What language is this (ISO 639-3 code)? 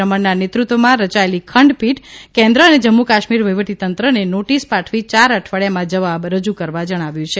guj